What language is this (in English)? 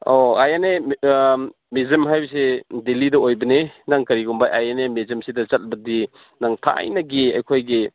Manipuri